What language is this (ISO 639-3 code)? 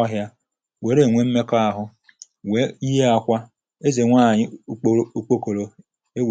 ibo